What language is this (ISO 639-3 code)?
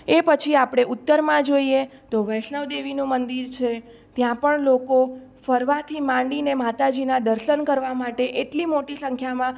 guj